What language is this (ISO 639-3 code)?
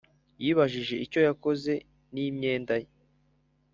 kin